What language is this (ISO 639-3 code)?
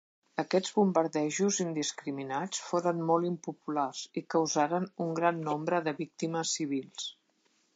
cat